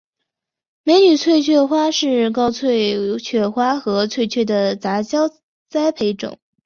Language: Chinese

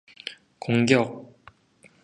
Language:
Korean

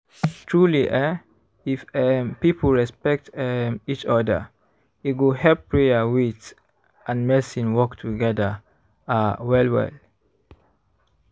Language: Nigerian Pidgin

